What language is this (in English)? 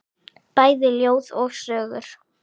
Icelandic